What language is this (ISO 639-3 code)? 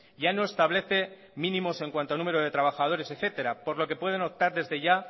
spa